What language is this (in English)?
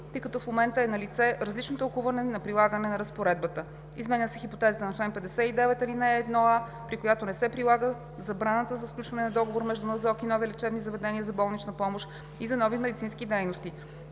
Bulgarian